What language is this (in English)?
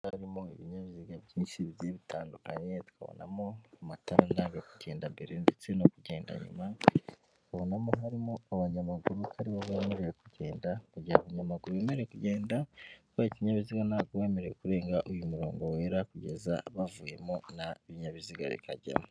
Kinyarwanda